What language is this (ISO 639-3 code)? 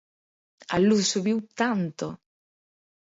glg